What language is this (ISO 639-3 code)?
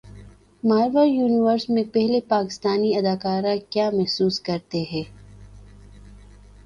urd